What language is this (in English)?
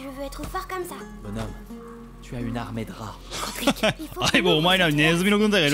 Japanese